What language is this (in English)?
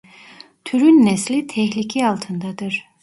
Turkish